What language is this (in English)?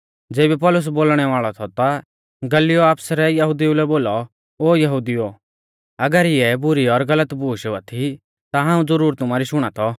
Mahasu Pahari